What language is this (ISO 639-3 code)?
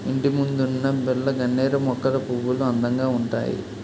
tel